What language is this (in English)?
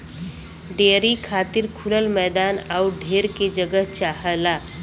Bhojpuri